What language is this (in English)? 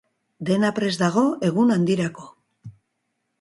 Basque